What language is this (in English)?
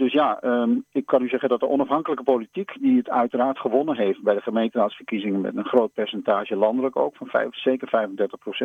Dutch